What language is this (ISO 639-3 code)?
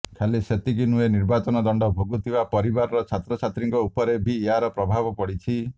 ori